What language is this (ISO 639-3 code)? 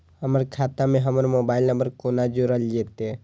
mai